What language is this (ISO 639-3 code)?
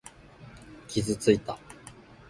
jpn